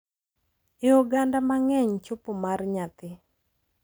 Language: Luo (Kenya and Tanzania)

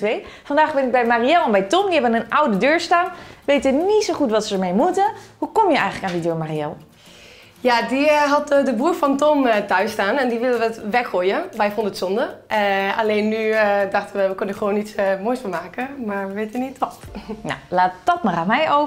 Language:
Dutch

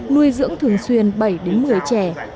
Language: Vietnamese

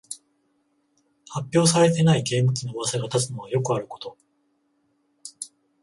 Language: Japanese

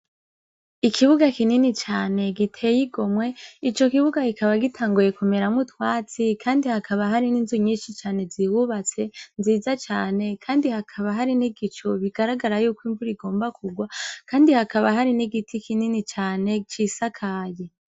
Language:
Rundi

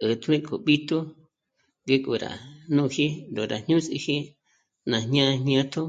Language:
Michoacán Mazahua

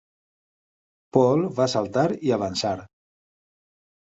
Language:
Catalan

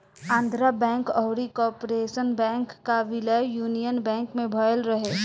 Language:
Bhojpuri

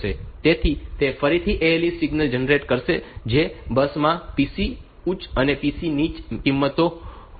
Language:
Gujarati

